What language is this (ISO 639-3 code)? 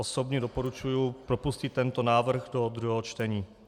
ces